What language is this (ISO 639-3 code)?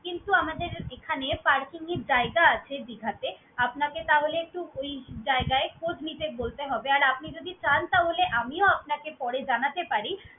ben